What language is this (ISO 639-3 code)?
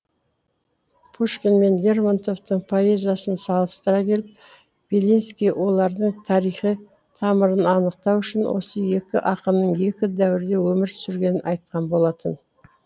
kaz